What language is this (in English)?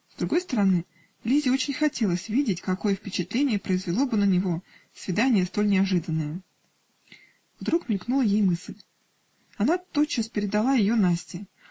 Russian